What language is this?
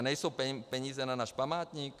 Czech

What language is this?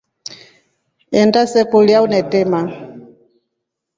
Rombo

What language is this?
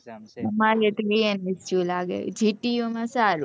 Gujarati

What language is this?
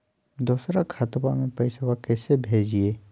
Magahi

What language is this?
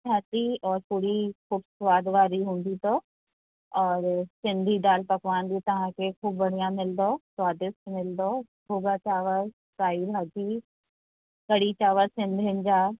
Sindhi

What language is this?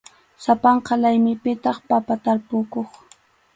Arequipa-La Unión Quechua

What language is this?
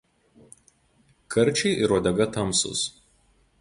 Lithuanian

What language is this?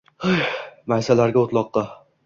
Uzbek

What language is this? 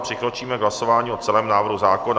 Czech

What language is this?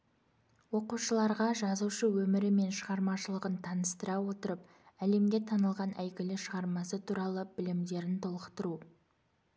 Kazakh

